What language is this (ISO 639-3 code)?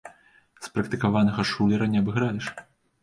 bel